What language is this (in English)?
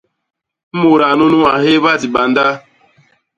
Basaa